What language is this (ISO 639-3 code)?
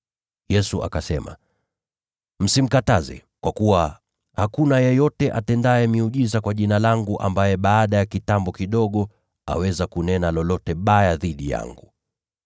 swa